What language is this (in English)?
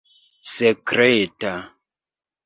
Esperanto